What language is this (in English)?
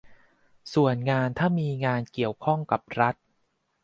Thai